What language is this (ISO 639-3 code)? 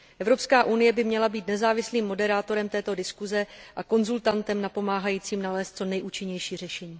ces